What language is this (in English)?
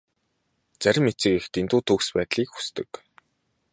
Mongolian